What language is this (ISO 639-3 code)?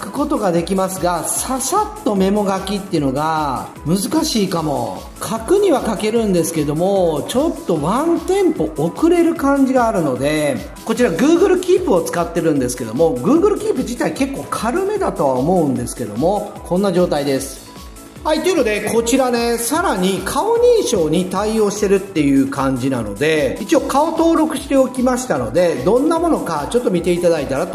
jpn